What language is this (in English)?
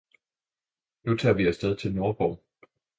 Danish